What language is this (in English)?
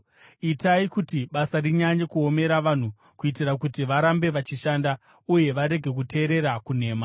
Shona